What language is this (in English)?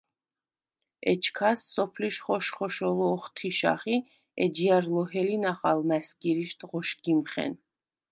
Svan